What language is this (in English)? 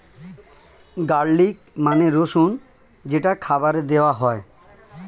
Bangla